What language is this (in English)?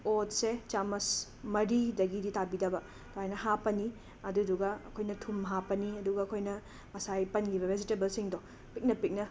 Manipuri